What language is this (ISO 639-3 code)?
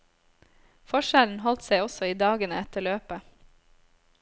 nor